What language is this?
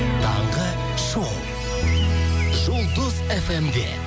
Kazakh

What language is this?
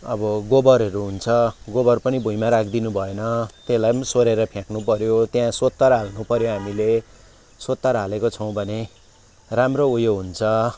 Nepali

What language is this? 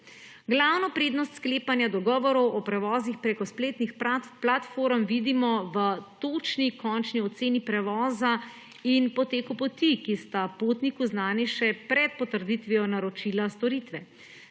Slovenian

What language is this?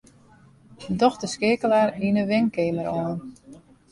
Western Frisian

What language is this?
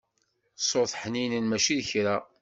Kabyle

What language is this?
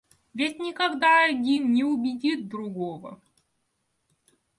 Russian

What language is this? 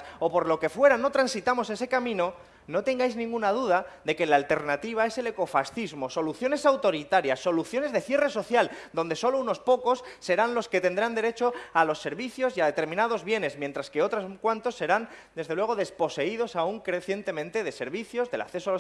Spanish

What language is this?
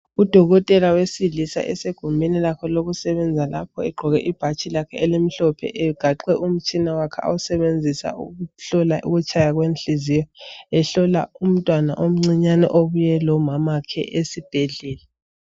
North Ndebele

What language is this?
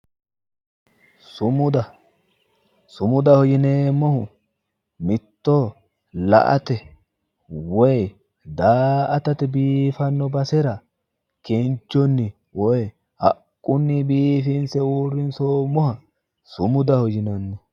Sidamo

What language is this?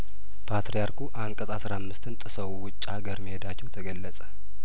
Amharic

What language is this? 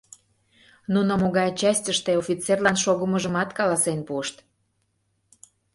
Mari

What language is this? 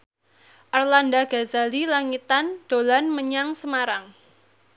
Javanese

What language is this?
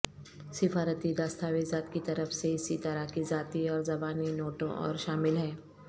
Urdu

